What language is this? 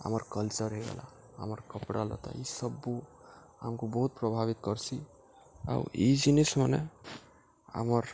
Odia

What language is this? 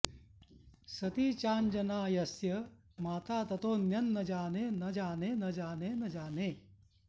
Sanskrit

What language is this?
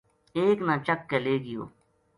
Gujari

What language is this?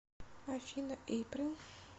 Russian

